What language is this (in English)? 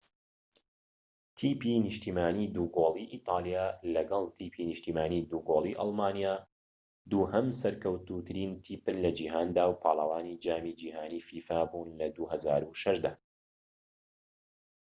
Central Kurdish